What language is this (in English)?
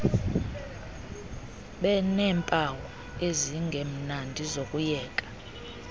Xhosa